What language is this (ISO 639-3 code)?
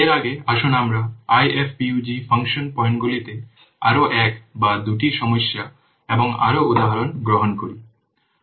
ben